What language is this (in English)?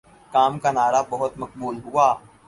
Urdu